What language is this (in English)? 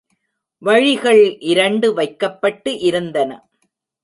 Tamil